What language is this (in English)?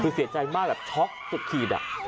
Thai